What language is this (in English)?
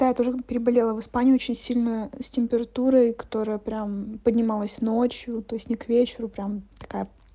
Russian